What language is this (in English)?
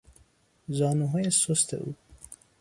Persian